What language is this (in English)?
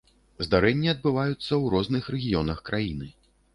Belarusian